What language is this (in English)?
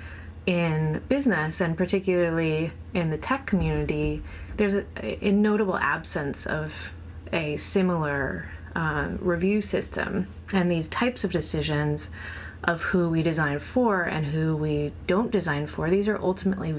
English